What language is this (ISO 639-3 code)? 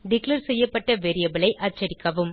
tam